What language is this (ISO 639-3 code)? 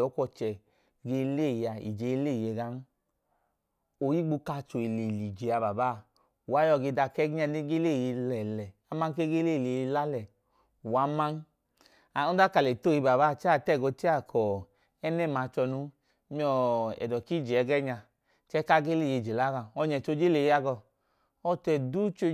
idu